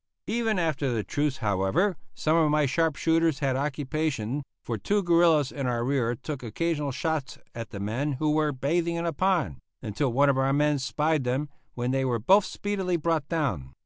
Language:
English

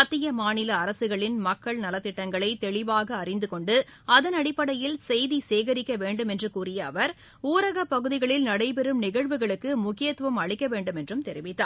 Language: Tamil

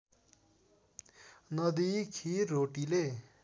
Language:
Nepali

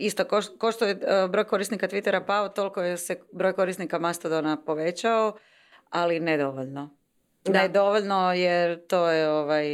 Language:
Croatian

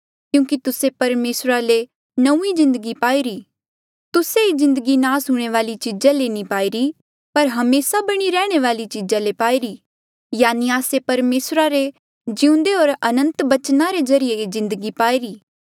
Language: Mandeali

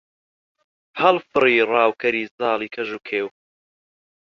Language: Central Kurdish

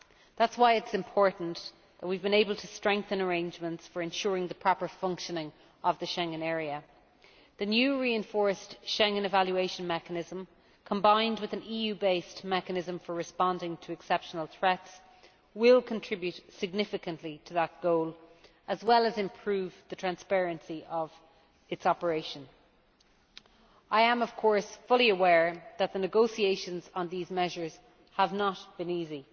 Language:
English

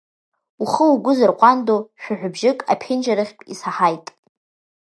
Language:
Abkhazian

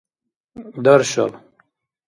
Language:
Dargwa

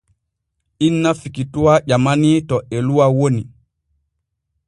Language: Borgu Fulfulde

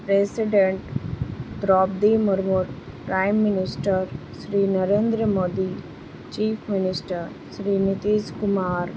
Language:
Urdu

